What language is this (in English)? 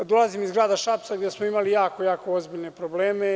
Serbian